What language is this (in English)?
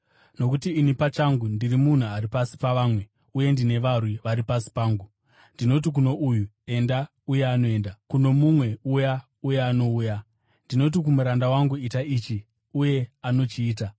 Shona